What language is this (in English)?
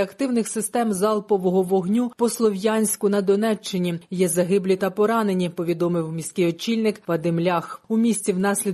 Ukrainian